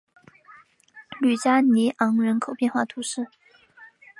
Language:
Chinese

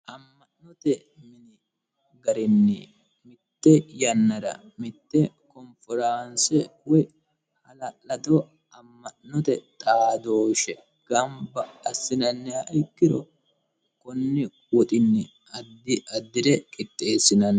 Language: Sidamo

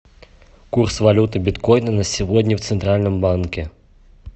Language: Russian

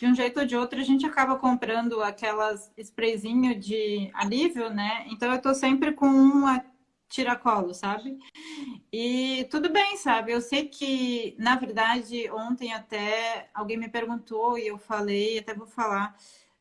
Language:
Portuguese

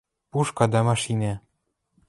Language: Western Mari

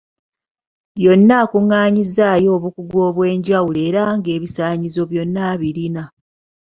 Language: Ganda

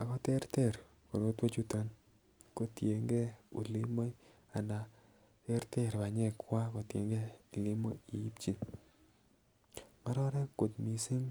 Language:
Kalenjin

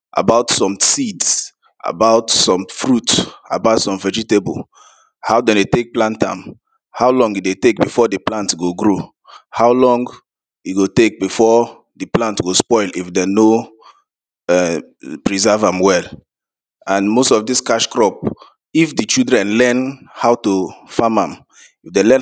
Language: Nigerian Pidgin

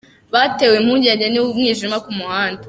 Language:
Kinyarwanda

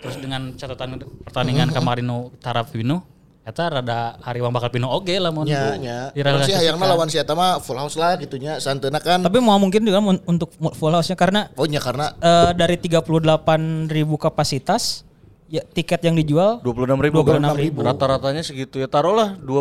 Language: Indonesian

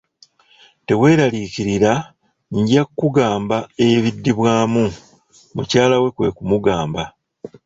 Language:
Ganda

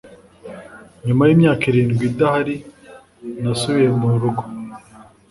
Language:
Kinyarwanda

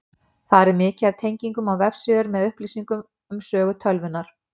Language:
Icelandic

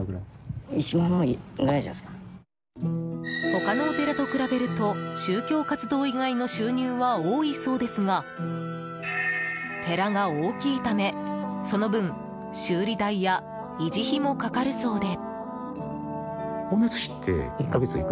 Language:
Japanese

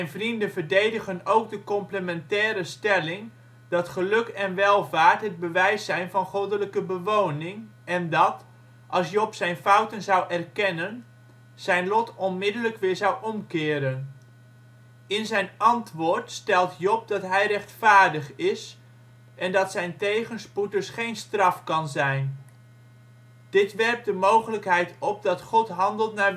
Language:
Dutch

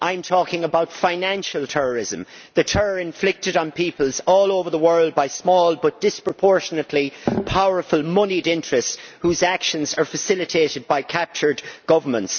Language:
English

